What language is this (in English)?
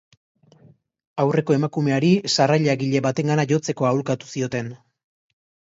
Basque